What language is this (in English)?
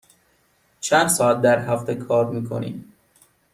Persian